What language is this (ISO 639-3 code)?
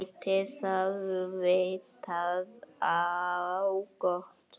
isl